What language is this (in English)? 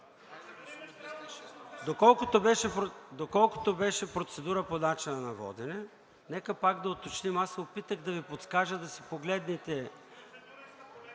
Bulgarian